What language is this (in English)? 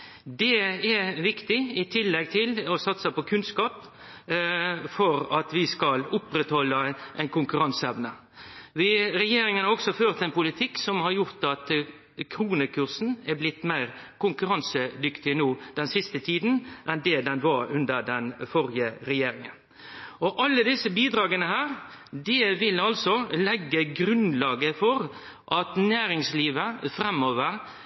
Norwegian Nynorsk